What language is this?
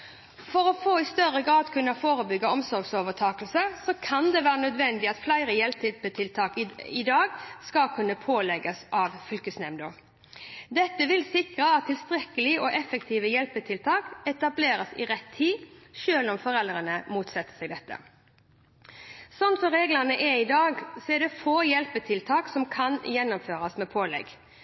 Norwegian Bokmål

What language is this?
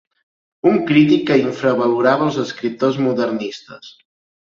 Catalan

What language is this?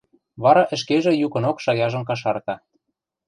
Western Mari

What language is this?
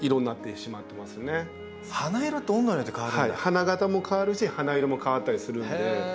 Japanese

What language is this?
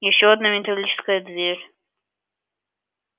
Russian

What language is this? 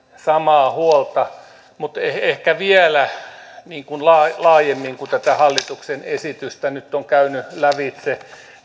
Finnish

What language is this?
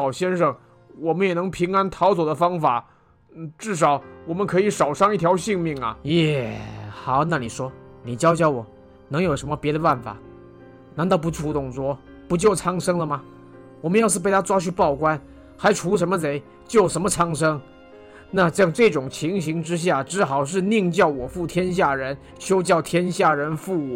Chinese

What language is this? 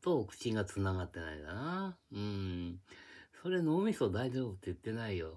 Japanese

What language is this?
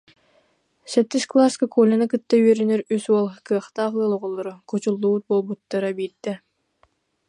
Yakut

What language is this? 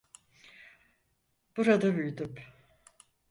Turkish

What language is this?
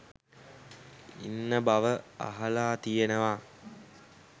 Sinhala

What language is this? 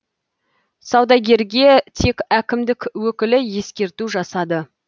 Kazakh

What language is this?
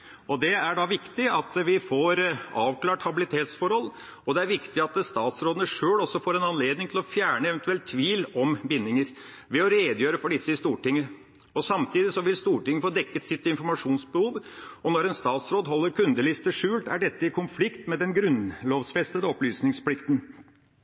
Norwegian Bokmål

